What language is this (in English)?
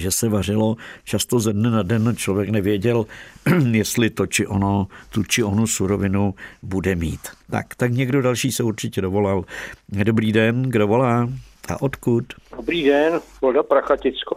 Czech